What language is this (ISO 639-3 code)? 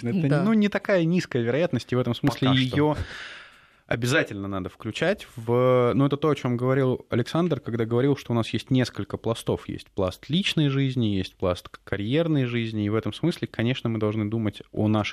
rus